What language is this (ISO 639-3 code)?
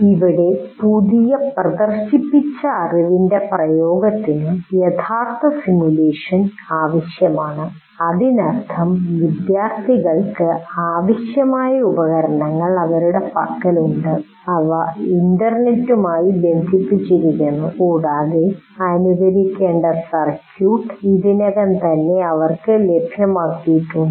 mal